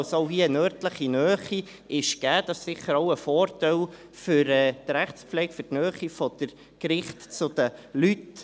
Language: Swiss German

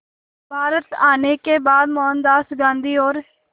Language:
Hindi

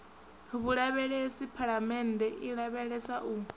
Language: Venda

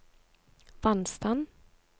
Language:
Norwegian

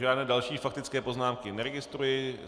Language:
Czech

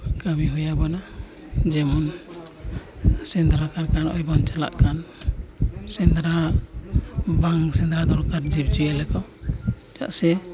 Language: Santali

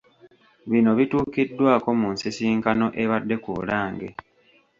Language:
Ganda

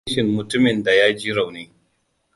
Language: Hausa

